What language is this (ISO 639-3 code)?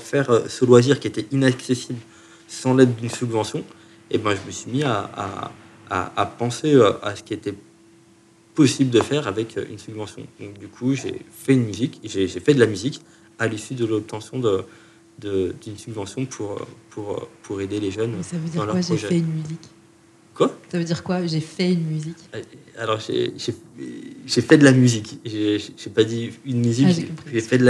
fra